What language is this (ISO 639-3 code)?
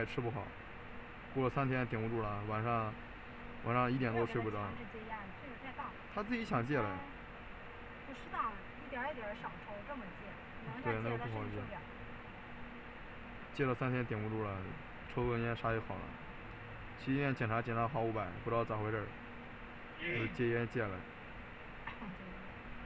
zho